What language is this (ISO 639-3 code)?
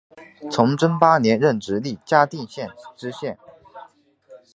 zho